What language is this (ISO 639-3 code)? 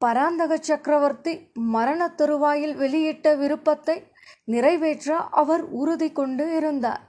tam